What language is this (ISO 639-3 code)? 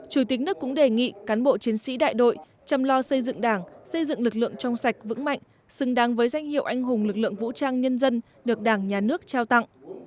vie